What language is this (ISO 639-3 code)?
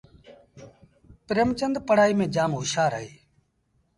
sbn